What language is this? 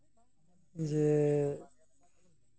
Santali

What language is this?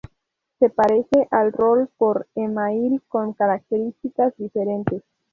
Spanish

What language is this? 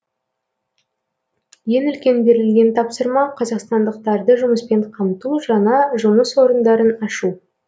Kazakh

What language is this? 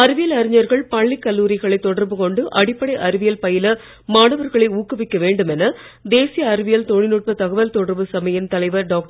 Tamil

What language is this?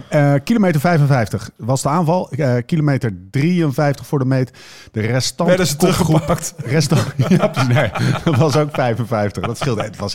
Dutch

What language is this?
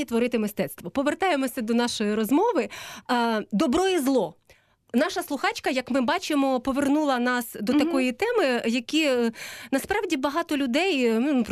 Ukrainian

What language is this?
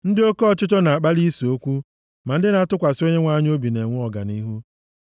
Igbo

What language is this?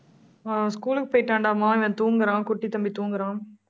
Tamil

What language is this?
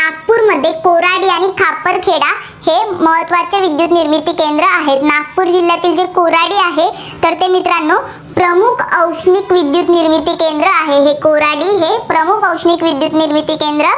Marathi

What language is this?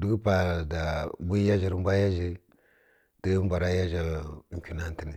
Kirya-Konzəl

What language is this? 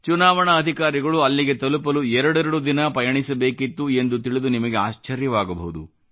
Kannada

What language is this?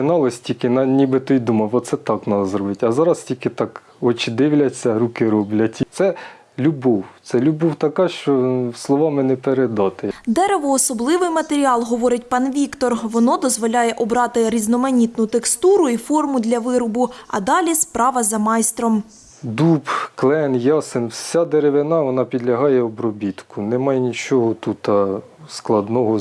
Ukrainian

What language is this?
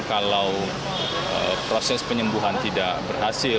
Indonesian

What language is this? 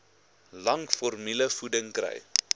Afrikaans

